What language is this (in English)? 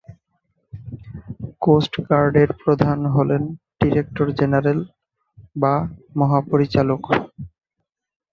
Bangla